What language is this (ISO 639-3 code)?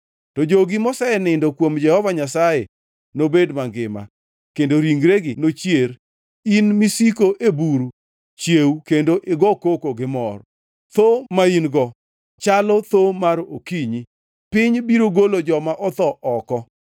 luo